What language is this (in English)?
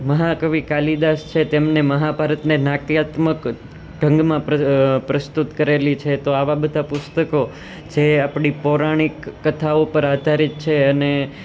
Gujarati